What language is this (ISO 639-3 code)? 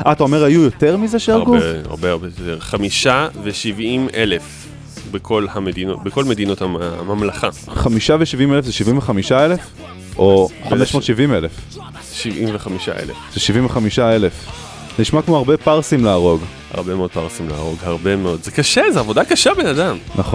heb